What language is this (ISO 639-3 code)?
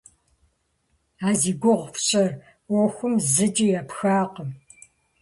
kbd